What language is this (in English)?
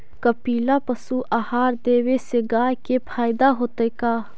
Magahi